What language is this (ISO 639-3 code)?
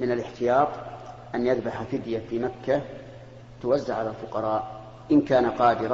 ara